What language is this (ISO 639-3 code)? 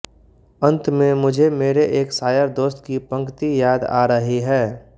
hin